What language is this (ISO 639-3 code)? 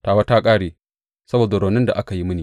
hau